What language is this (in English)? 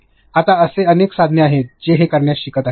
Marathi